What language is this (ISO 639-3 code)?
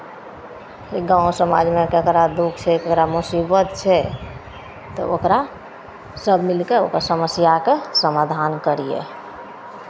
mai